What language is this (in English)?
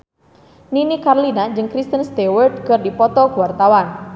Sundanese